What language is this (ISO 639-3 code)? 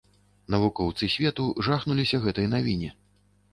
bel